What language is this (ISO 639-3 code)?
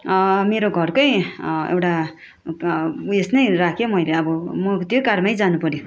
nep